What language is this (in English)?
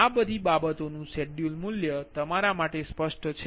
Gujarati